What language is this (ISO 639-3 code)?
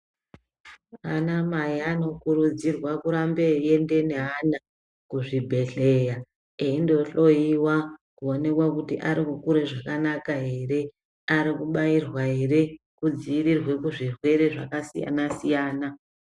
ndc